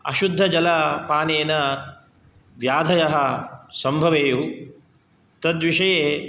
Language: Sanskrit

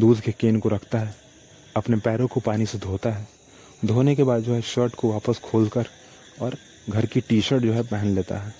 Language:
Hindi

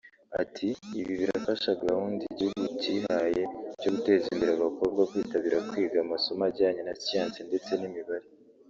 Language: Kinyarwanda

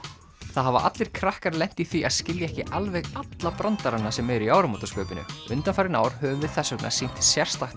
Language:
Icelandic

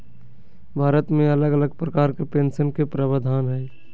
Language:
Magahi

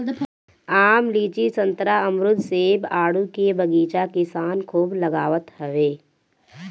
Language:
Bhojpuri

